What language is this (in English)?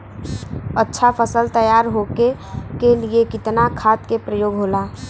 Bhojpuri